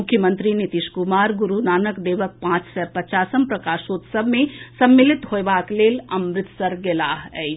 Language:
Maithili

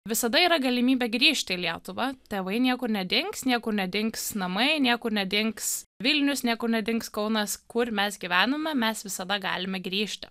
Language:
Lithuanian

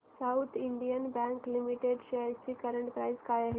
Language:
Marathi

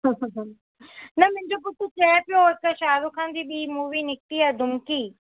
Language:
Sindhi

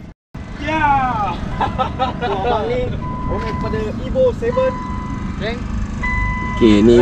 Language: Malay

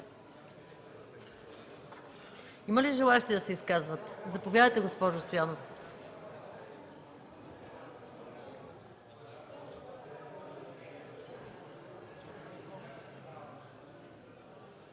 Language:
Bulgarian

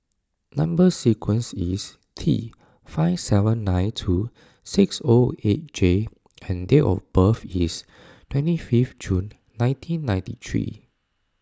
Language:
English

